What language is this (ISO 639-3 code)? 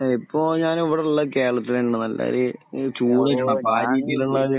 mal